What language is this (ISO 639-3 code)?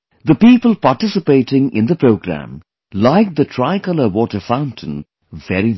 eng